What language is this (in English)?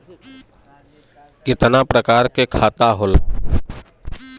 Bhojpuri